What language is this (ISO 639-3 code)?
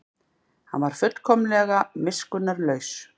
isl